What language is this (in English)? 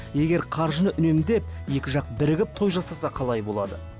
Kazakh